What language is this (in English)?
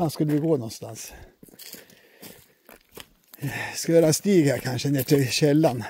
Swedish